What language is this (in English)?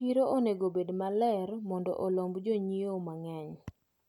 Luo (Kenya and Tanzania)